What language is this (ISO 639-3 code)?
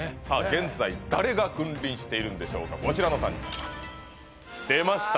jpn